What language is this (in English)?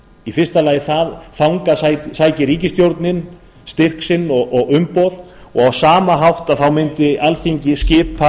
Icelandic